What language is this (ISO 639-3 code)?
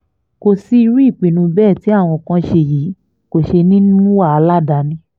yor